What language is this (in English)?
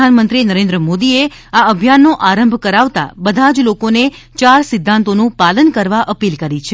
Gujarati